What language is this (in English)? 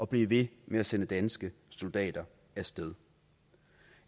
Danish